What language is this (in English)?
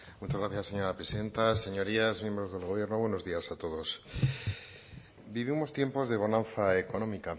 Spanish